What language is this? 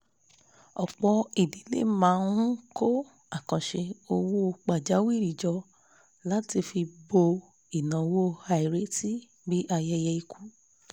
Yoruba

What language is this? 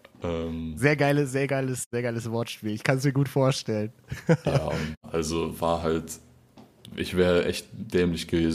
German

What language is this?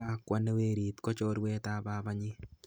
Kalenjin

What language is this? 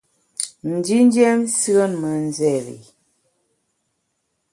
Bamun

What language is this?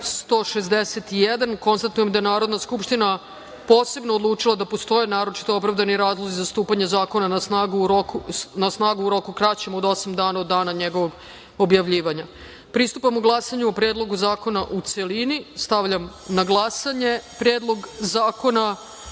Serbian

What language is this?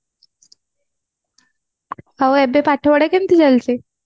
Odia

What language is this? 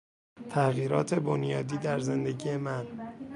Persian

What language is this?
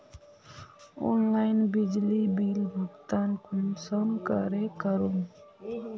Magahi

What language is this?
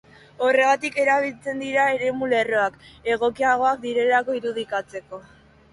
Basque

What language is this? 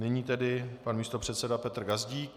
Czech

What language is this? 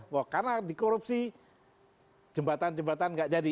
Indonesian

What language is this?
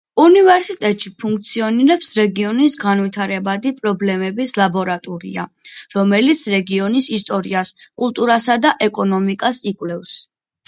Georgian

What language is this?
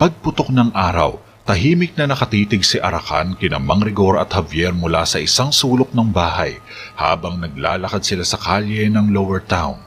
Filipino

